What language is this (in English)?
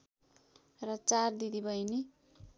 Nepali